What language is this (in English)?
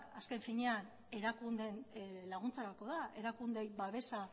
Basque